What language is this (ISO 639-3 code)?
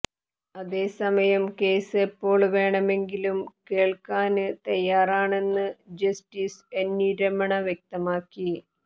mal